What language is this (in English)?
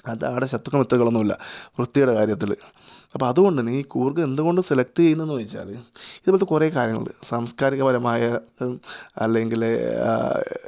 Malayalam